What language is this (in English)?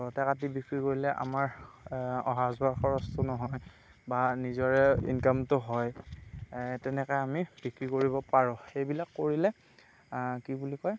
Assamese